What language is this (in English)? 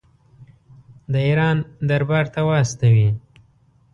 Pashto